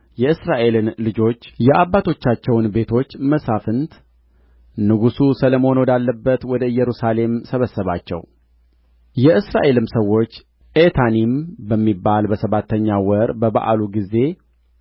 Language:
Amharic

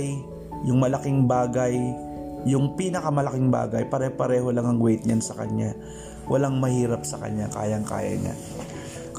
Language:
Filipino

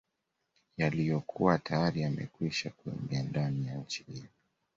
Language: Swahili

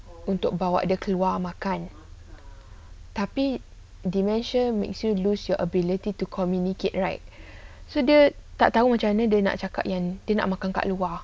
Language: English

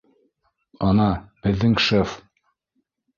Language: Bashkir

